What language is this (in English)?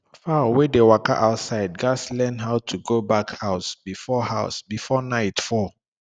Nigerian Pidgin